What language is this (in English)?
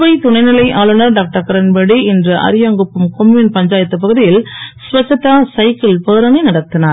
Tamil